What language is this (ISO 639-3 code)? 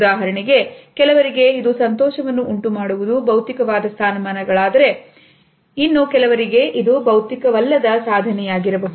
kan